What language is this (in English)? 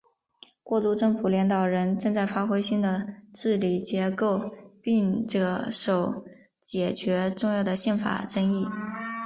Chinese